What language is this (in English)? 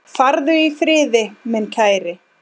Icelandic